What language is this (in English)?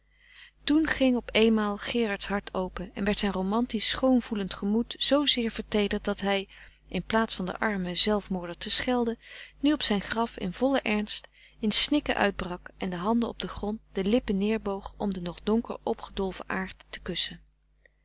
Dutch